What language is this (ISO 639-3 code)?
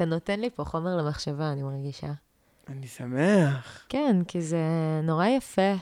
heb